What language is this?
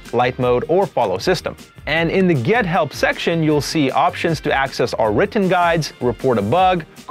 English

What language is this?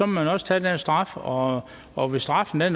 Danish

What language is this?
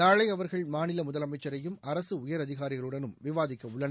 Tamil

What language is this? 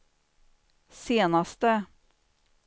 Swedish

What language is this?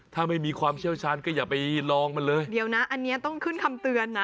Thai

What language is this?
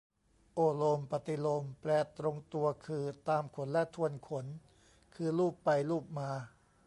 Thai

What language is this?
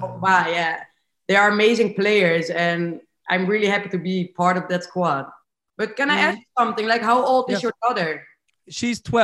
Swedish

